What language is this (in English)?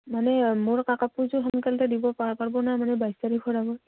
Assamese